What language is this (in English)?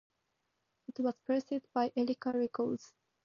English